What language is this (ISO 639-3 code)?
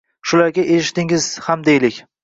uzb